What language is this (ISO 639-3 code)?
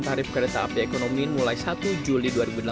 ind